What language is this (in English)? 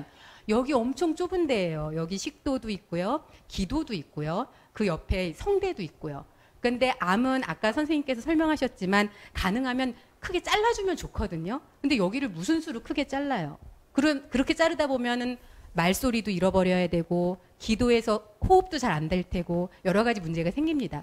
Korean